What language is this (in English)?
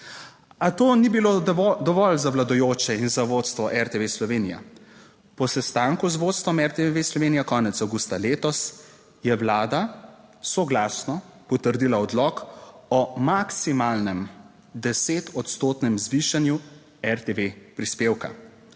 Slovenian